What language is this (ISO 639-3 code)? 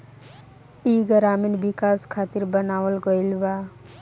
bho